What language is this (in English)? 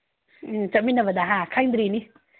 Manipuri